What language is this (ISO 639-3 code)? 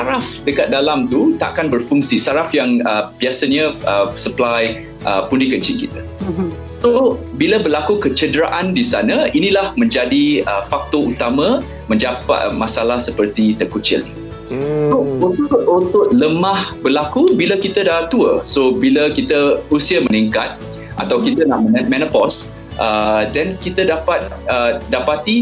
msa